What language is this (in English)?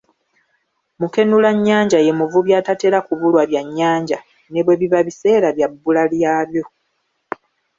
Ganda